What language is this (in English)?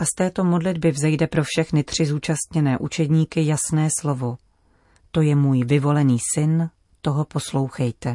Czech